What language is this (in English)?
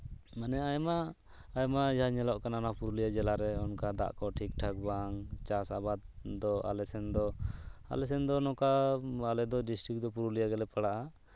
Santali